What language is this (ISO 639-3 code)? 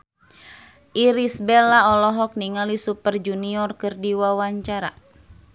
sun